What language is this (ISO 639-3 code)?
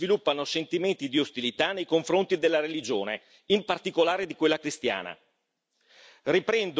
ita